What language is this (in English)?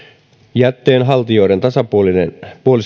Finnish